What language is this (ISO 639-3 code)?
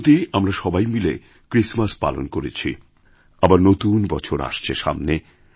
ben